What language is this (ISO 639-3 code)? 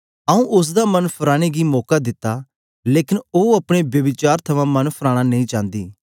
doi